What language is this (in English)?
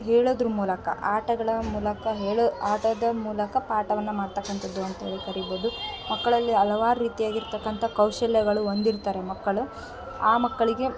Kannada